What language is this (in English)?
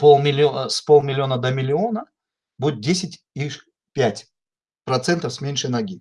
Russian